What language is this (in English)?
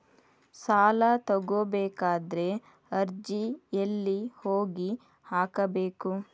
Kannada